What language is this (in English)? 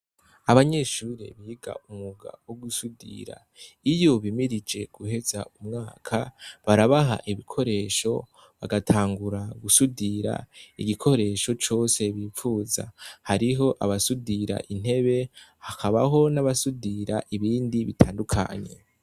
Rundi